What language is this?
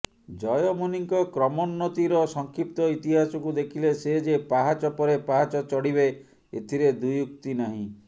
Odia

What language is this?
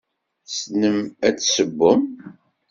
Kabyle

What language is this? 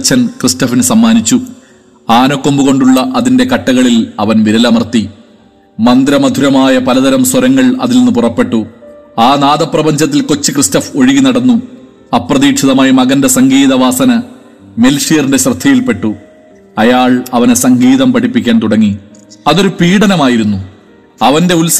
Malayalam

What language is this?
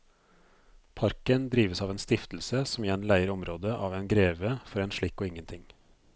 Norwegian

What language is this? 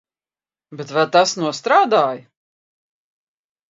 Latvian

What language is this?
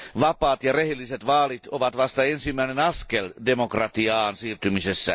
Finnish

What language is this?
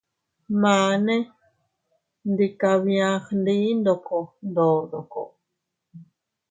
Teutila Cuicatec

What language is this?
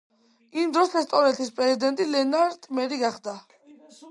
Georgian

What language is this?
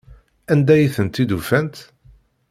Kabyle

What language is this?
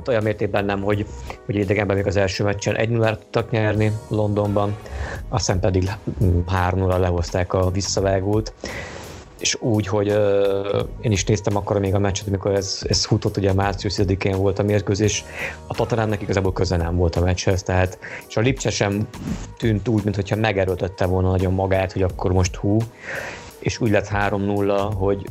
Hungarian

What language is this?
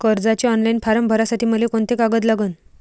Marathi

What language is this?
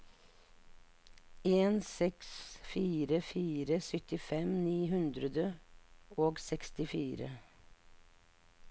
Norwegian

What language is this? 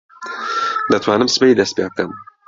Central Kurdish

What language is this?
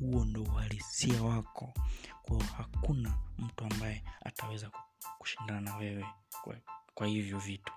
Swahili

